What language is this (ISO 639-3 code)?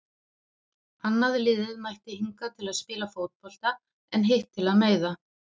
isl